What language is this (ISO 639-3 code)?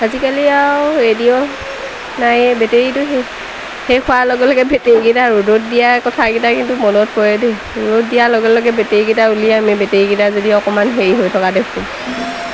asm